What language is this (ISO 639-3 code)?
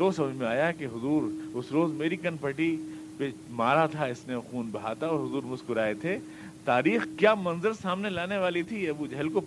urd